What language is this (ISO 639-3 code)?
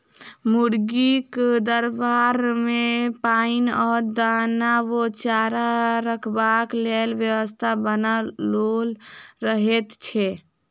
mai